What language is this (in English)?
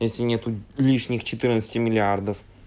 Russian